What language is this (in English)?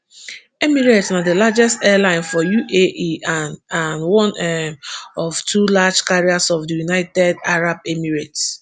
Nigerian Pidgin